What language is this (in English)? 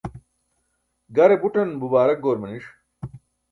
Burushaski